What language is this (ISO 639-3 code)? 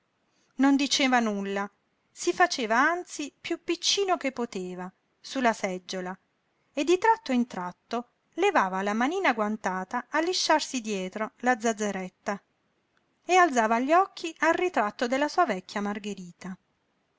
ita